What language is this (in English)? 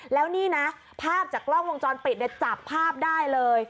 Thai